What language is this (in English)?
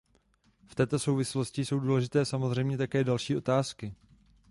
Czech